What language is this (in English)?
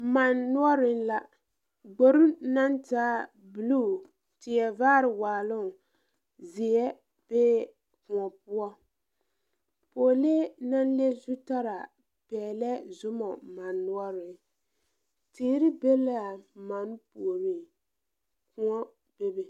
Southern Dagaare